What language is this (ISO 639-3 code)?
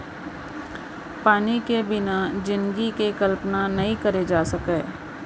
hne